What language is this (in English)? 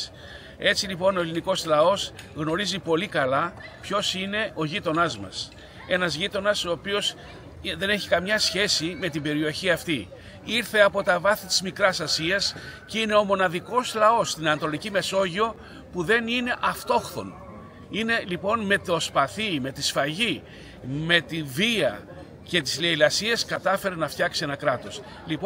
Greek